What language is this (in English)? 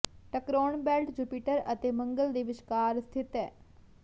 Punjabi